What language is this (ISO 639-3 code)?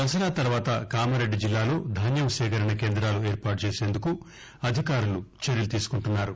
tel